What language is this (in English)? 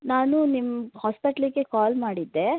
Kannada